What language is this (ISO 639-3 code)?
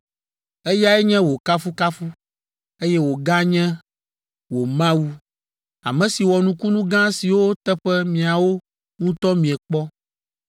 ewe